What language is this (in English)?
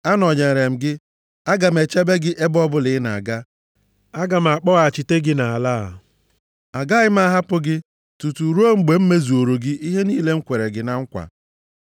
Igbo